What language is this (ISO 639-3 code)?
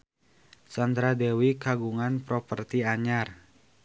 sun